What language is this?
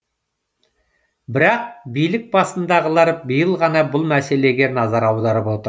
Kazakh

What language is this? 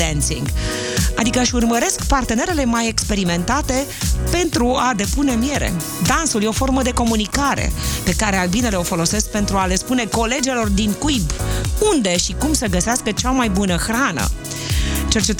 Romanian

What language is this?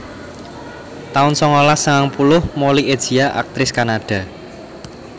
Javanese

